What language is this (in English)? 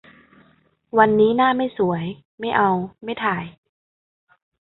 Thai